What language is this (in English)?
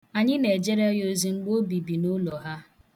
Igbo